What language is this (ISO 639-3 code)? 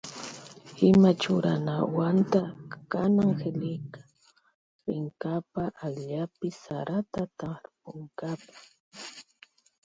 qvj